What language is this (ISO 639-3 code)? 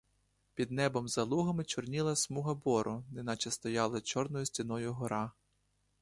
ukr